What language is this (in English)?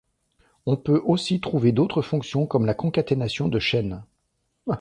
French